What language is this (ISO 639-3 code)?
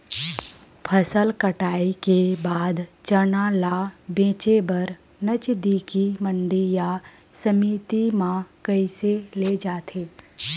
hne